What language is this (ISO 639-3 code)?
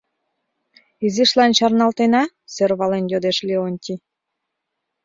chm